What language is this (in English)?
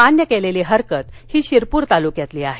Marathi